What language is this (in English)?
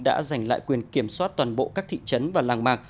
Vietnamese